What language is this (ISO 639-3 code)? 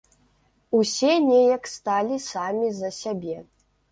bel